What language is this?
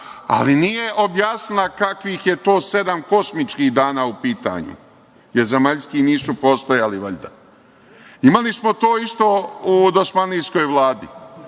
Serbian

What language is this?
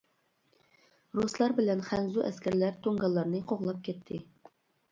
Uyghur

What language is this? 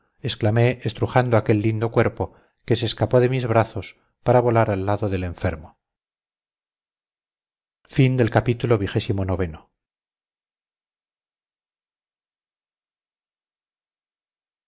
Spanish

